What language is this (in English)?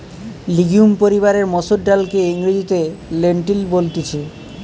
Bangla